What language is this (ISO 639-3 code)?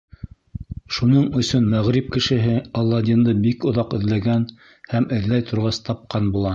bak